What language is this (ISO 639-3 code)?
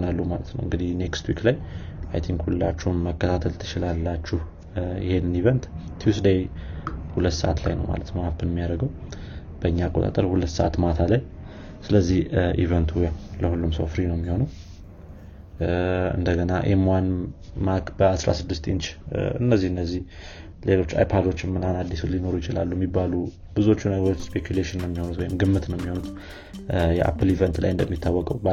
amh